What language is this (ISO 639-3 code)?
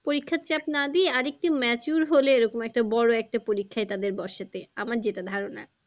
ben